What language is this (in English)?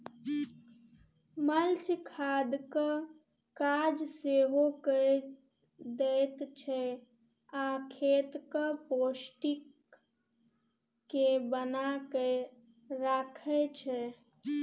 Maithili